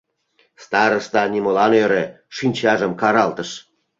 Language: Mari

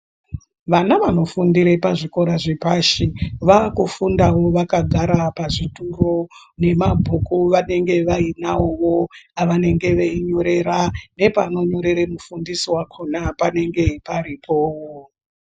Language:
Ndau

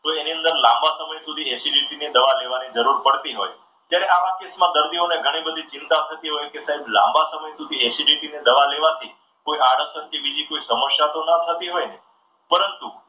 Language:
Gujarati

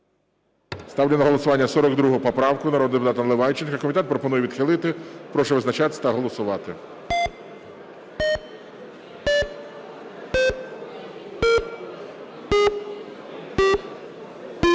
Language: Ukrainian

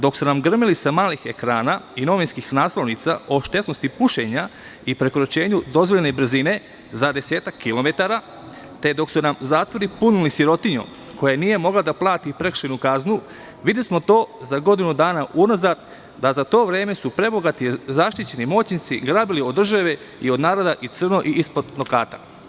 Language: Serbian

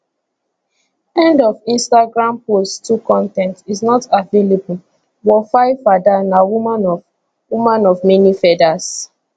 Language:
Nigerian Pidgin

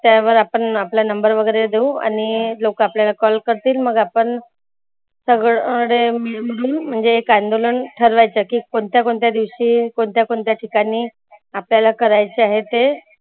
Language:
Marathi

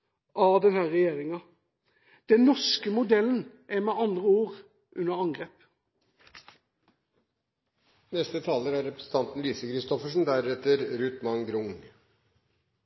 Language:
Norwegian Bokmål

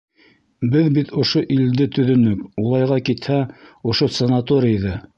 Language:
Bashkir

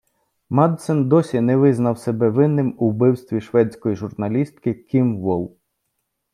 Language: Ukrainian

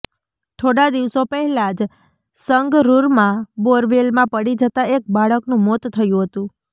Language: Gujarati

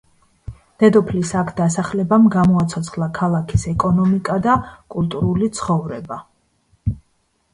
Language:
Georgian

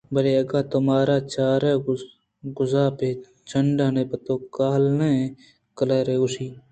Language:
Eastern Balochi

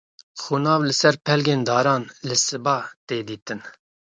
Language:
Kurdish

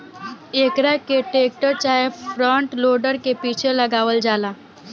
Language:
Bhojpuri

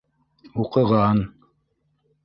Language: Bashkir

